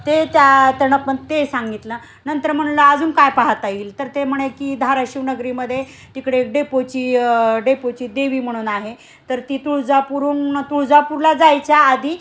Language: Marathi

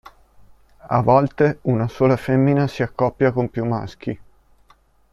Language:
Italian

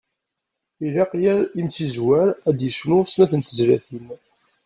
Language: Kabyle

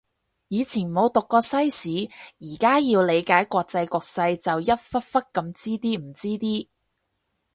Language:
Cantonese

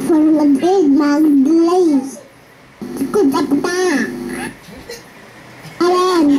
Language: Ukrainian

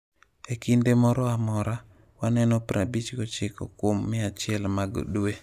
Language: Luo (Kenya and Tanzania)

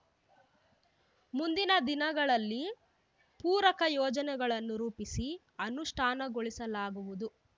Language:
Kannada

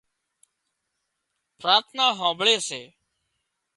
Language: Wadiyara Koli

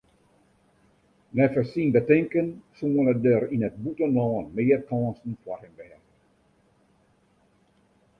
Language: Western Frisian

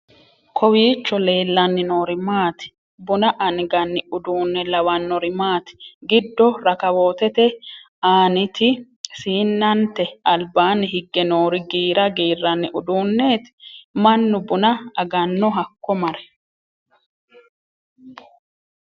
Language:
Sidamo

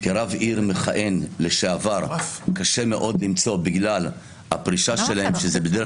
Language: Hebrew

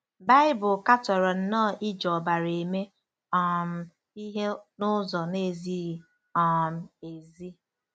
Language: Igbo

